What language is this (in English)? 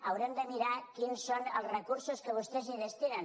Catalan